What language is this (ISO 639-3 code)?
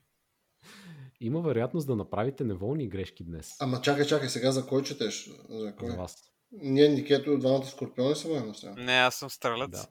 bul